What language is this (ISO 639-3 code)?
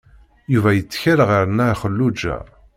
kab